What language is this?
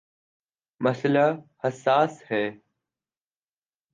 Urdu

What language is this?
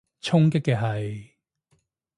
Cantonese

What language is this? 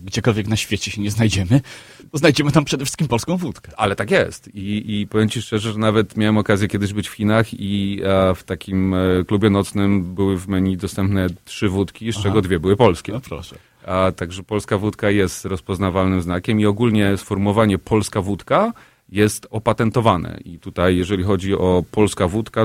Polish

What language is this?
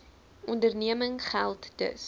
Afrikaans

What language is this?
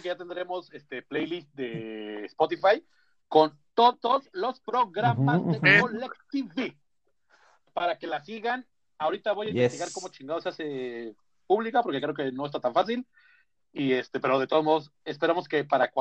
Spanish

